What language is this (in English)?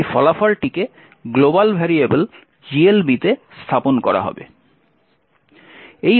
Bangla